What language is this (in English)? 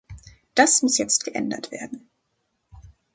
German